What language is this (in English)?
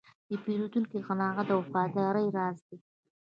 Pashto